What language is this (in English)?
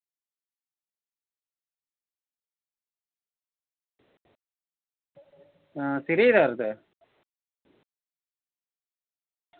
Dogri